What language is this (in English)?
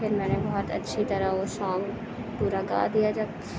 Urdu